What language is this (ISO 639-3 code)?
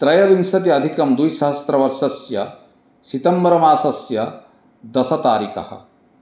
san